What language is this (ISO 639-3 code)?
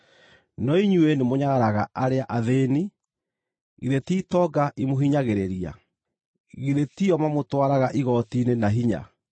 kik